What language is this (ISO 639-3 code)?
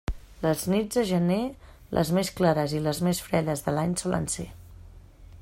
cat